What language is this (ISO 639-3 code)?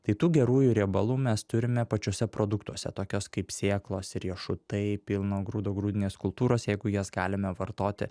lit